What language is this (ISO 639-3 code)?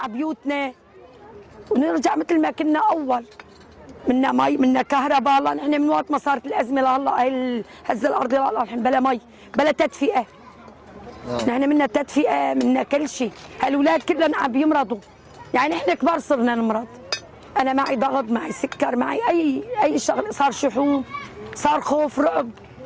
ind